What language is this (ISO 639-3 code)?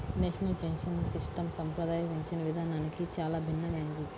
tel